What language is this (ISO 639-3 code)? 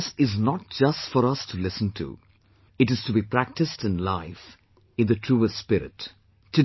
eng